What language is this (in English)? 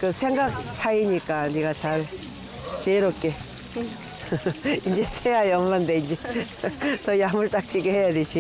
Korean